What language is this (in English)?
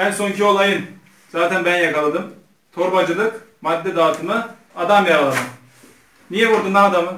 Turkish